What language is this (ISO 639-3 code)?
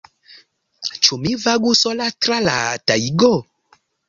epo